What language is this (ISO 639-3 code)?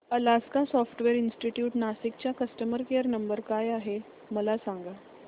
mar